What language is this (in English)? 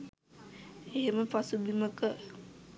Sinhala